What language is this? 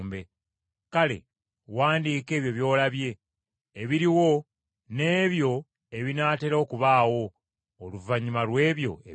Ganda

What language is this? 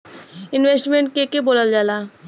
Bhojpuri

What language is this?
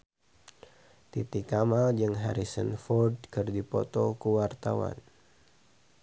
Sundanese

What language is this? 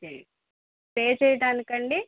Telugu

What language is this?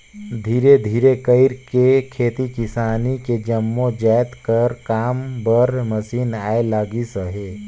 Chhattisgarhi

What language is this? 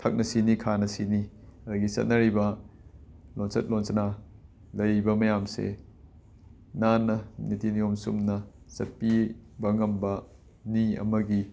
Manipuri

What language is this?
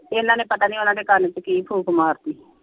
Punjabi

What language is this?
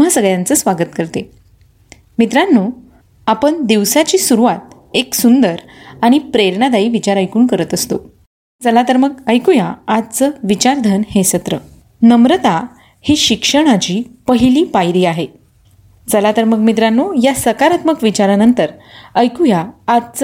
Marathi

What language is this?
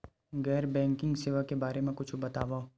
Chhattisgarhi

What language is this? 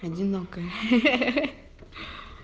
Russian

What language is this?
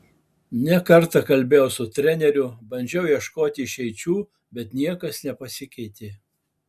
Lithuanian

